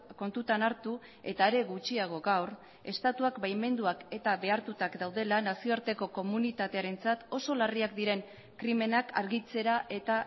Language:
Basque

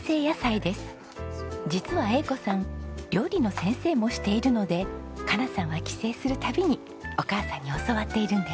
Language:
Japanese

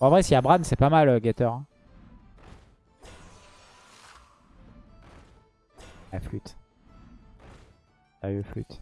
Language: French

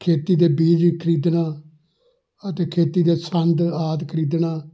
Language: Punjabi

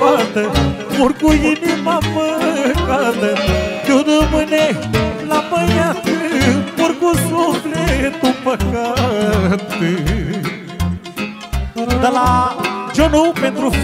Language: Romanian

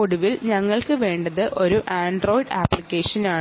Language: Malayalam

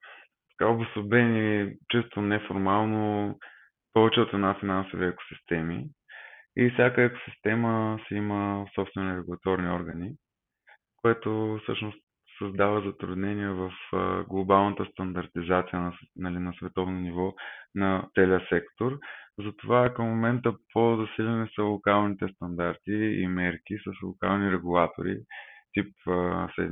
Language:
Bulgarian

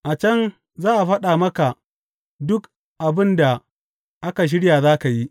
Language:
Hausa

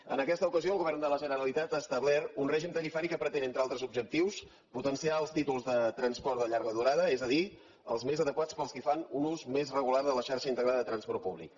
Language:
Catalan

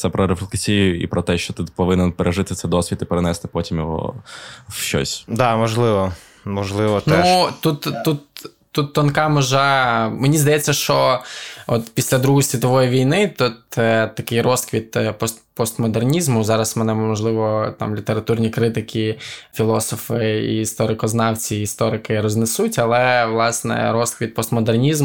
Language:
Ukrainian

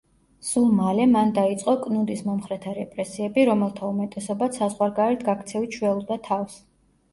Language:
Georgian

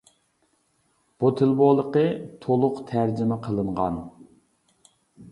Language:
Uyghur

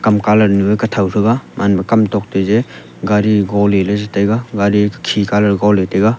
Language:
Wancho Naga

